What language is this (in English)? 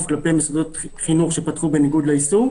Hebrew